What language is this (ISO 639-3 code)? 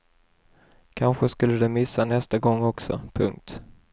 swe